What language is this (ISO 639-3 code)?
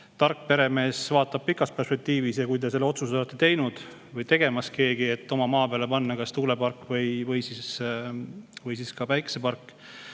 est